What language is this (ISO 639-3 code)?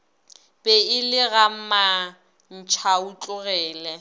nso